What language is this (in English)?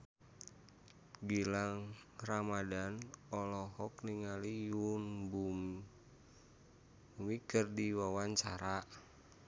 Sundanese